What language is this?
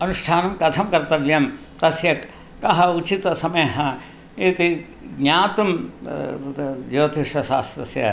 Sanskrit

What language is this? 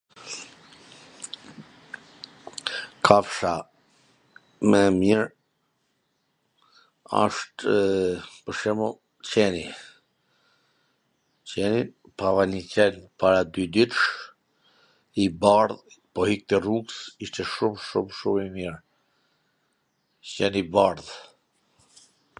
Gheg Albanian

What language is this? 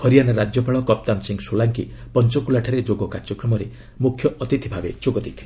Odia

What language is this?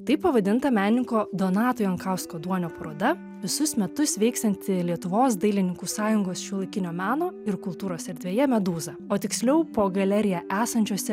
Lithuanian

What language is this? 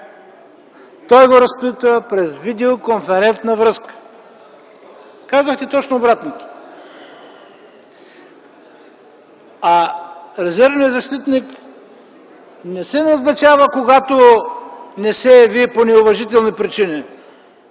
Bulgarian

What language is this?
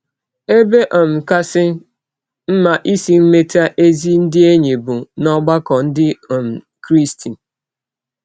Igbo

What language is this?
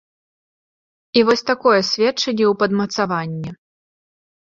Belarusian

